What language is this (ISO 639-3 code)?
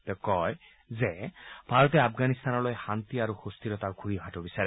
asm